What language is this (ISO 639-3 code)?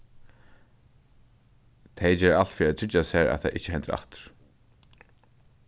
fao